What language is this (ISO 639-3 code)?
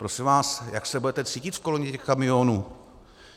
ces